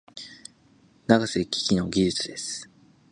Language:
Japanese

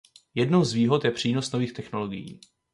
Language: Czech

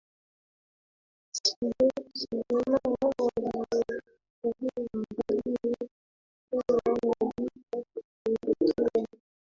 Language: Swahili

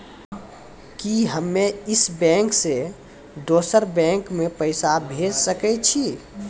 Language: Maithili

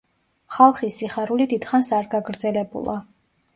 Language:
Georgian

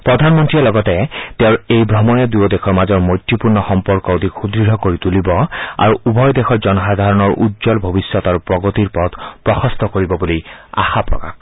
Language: Assamese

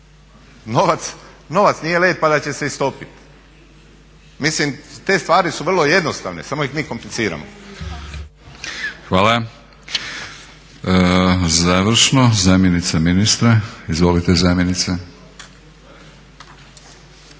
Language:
Croatian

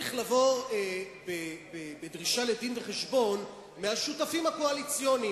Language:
Hebrew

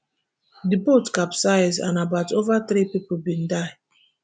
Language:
Nigerian Pidgin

